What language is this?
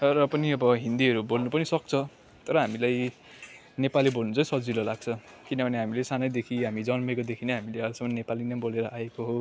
Nepali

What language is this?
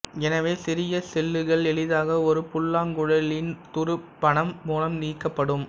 Tamil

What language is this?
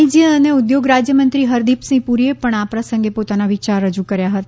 Gujarati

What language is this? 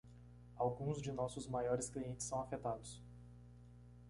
Portuguese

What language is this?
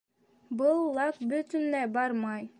Bashkir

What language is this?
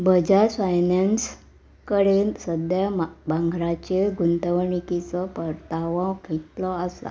Konkani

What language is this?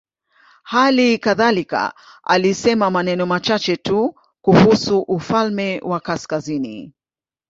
Swahili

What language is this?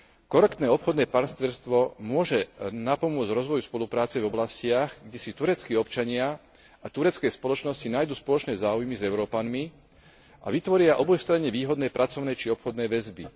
Slovak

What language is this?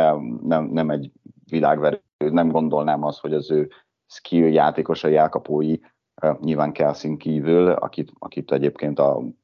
Hungarian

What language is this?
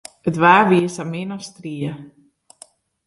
Western Frisian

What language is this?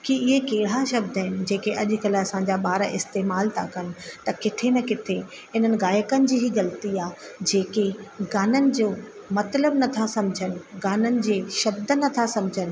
Sindhi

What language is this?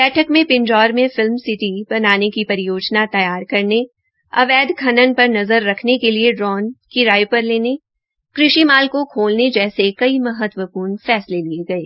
Hindi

